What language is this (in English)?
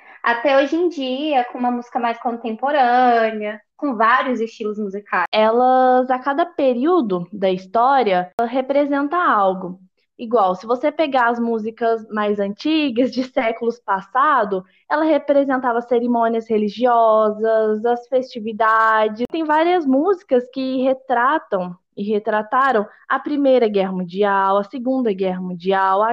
Portuguese